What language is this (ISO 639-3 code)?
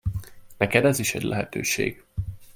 hun